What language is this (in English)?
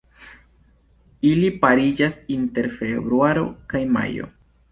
Esperanto